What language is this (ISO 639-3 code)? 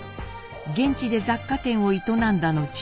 jpn